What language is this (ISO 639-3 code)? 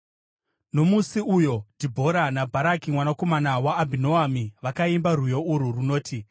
sna